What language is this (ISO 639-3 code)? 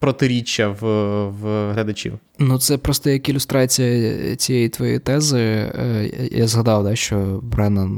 ukr